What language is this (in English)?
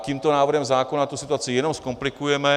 Czech